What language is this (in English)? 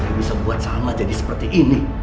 Indonesian